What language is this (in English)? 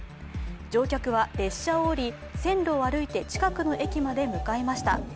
Japanese